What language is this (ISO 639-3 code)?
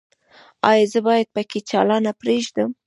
pus